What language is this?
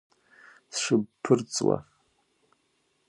Abkhazian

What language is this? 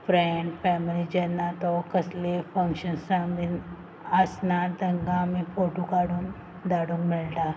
Konkani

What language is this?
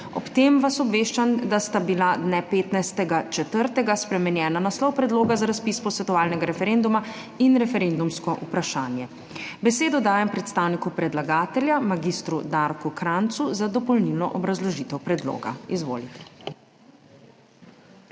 Slovenian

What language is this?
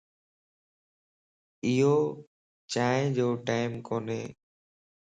Lasi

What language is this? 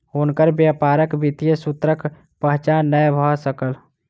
Maithili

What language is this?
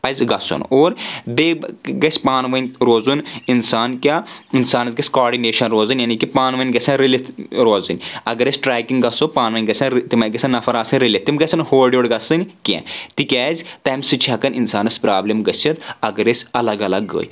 Kashmiri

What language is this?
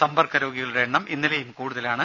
Malayalam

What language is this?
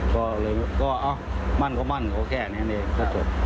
Thai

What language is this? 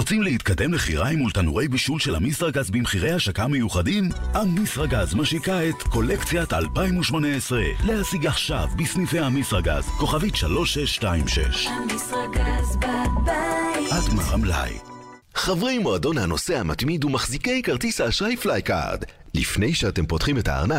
Hebrew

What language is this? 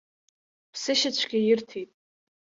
Abkhazian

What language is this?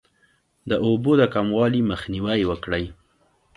Pashto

